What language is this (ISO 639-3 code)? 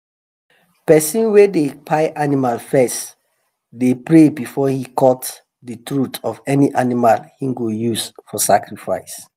pcm